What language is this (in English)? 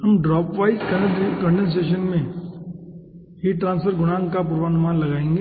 Hindi